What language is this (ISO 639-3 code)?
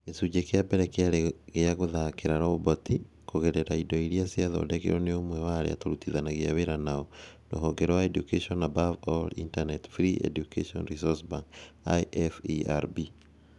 kik